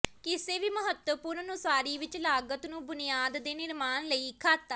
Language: Punjabi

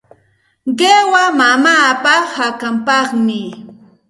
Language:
Santa Ana de Tusi Pasco Quechua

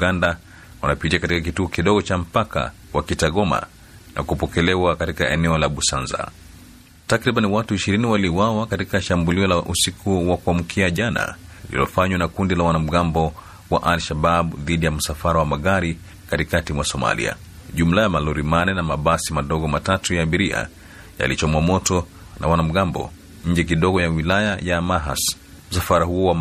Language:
Swahili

